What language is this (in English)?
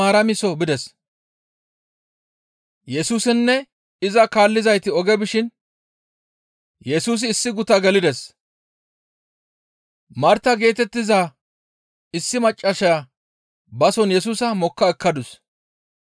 Gamo